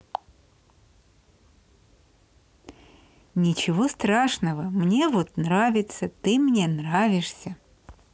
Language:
Russian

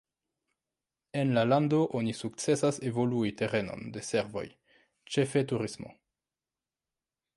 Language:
Esperanto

